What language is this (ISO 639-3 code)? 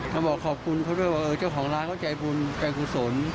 tha